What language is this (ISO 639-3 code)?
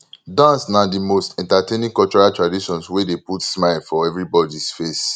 pcm